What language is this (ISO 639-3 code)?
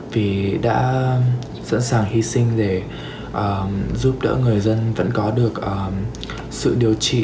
vie